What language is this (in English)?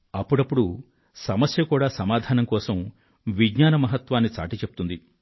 Telugu